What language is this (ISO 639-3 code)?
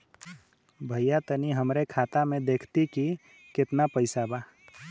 bho